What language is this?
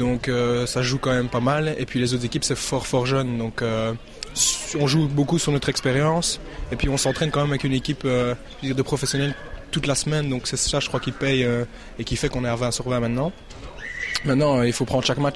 French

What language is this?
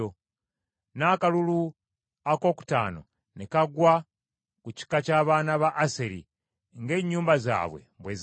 Ganda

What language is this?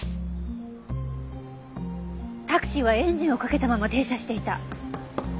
Japanese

